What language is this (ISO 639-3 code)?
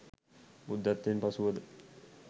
sin